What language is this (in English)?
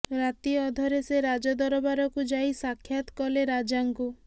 Odia